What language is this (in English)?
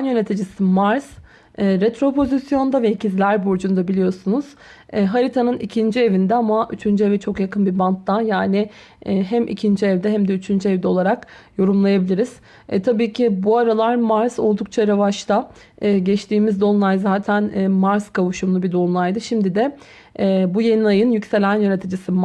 Turkish